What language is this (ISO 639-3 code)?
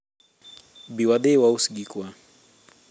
luo